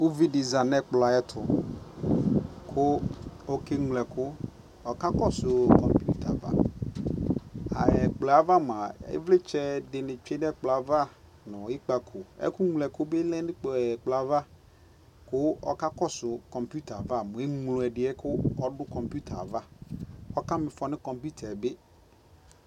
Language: Ikposo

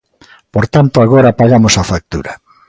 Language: Galician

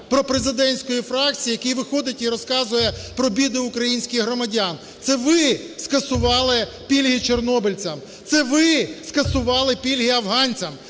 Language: Ukrainian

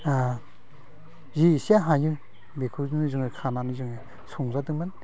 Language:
Bodo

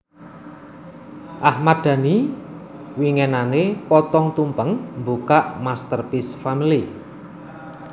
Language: Javanese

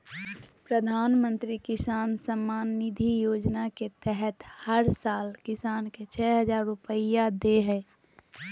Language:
Magahi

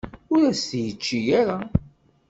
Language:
Kabyle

